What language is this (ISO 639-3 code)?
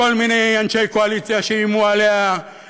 heb